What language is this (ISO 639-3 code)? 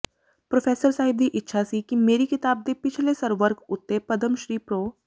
pan